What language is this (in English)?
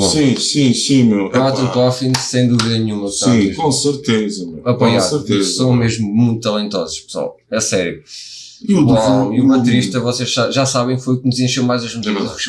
Portuguese